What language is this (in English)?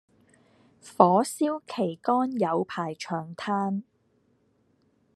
Cantonese